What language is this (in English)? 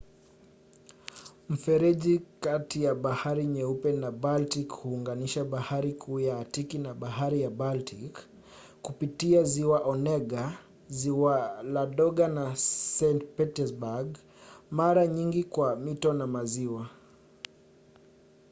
Swahili